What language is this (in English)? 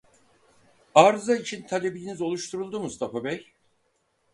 Turkish